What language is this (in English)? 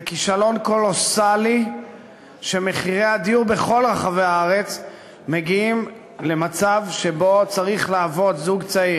Hebrew